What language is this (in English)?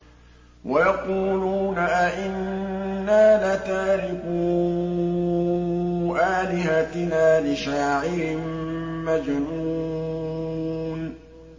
Arabic